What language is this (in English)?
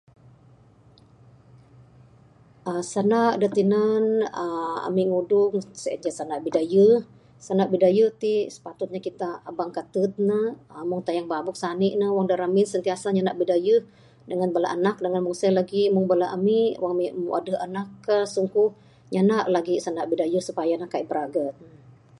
Bukar-Sadung Bidayuh